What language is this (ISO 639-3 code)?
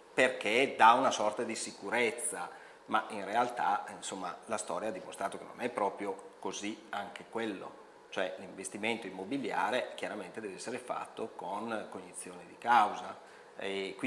ita